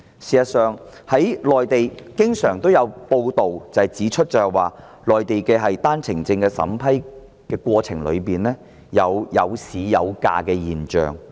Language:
Cantonese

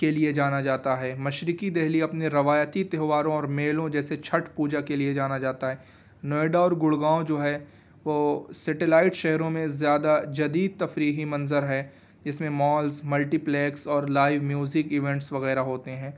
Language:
Urdu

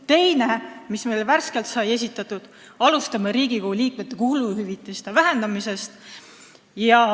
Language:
Estonian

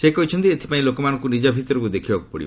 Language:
Odia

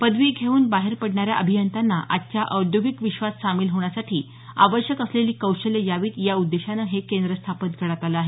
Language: Marathi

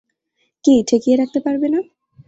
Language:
Bangla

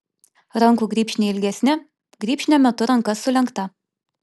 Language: Lithuanian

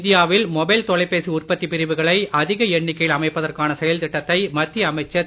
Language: Tamil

